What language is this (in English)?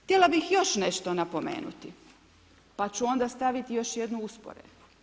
Croatian